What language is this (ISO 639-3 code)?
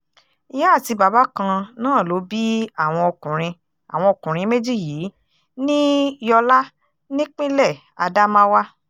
yor